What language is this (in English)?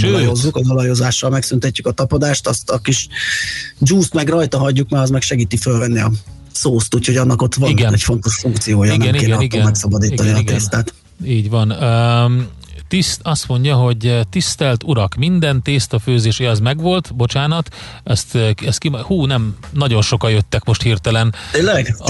Hungarian